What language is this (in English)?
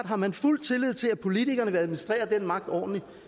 Danish